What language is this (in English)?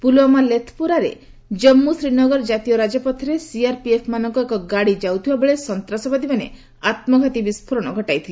Odia